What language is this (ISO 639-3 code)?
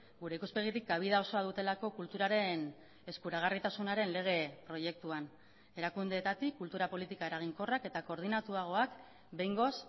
eus